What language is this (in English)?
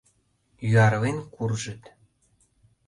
Mari